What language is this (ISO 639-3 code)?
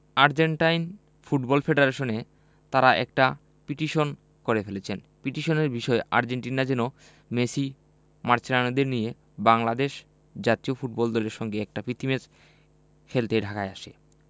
ben